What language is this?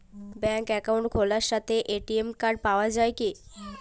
Bangla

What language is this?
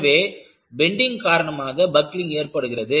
Tamil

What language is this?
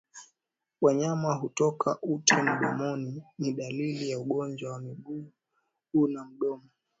Swahili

